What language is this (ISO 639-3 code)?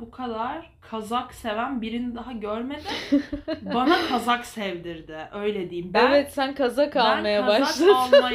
tur